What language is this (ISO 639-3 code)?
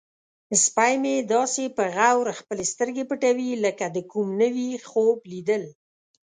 pus